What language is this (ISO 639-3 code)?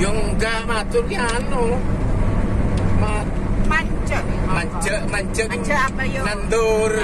ind